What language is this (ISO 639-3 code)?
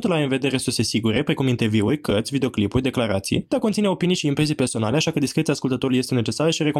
ron